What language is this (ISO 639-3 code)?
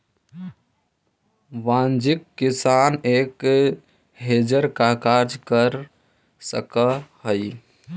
mag